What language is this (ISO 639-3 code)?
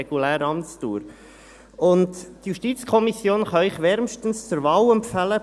gsw